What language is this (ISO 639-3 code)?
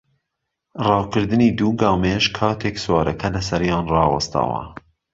ckb